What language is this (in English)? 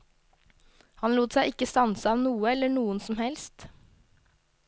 Norwegian